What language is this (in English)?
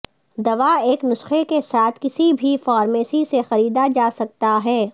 Urdu